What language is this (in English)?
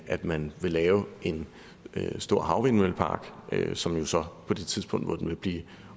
Danish